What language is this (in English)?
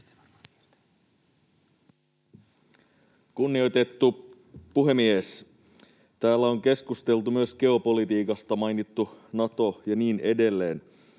Finnish